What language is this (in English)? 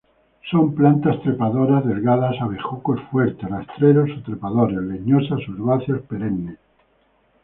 Spanish